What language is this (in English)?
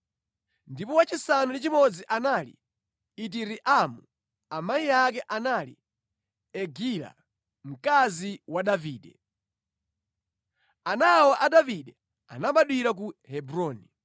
Nyanja